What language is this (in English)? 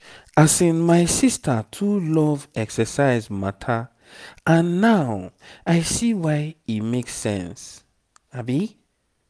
Nigerian Pidgin